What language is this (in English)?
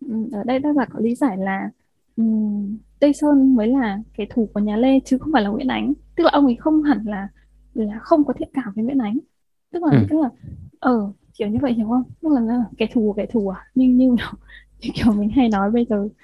Vietnamese